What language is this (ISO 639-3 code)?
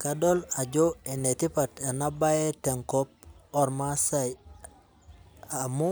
mas